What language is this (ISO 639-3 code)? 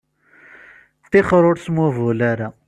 kab